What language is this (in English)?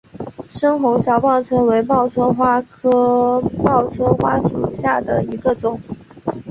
Chinese